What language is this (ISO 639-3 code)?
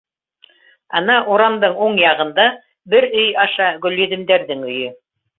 bak